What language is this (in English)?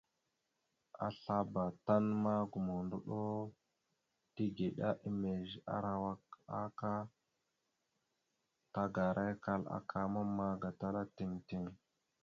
Mada (Cameroon)